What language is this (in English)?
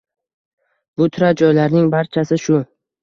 Uzbek